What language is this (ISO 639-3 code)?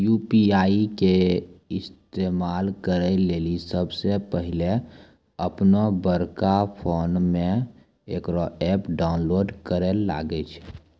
mai